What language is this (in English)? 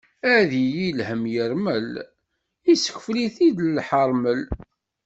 Kabyle